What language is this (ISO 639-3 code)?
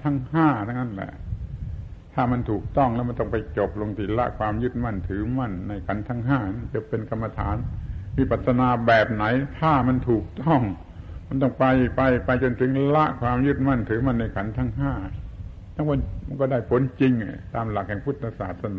tha